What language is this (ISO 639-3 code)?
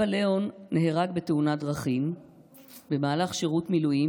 heb